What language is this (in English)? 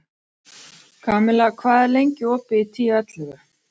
Icelandic